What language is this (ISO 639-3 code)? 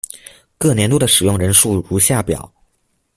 zho